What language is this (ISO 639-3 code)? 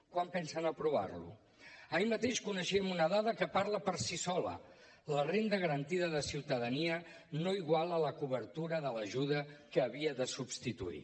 cat